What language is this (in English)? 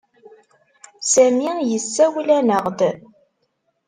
Kabyle